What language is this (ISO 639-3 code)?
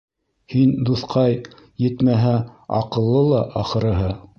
bak